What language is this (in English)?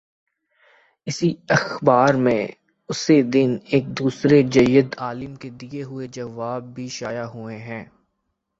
Urdu